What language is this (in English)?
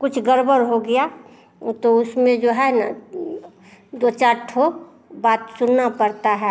Hindi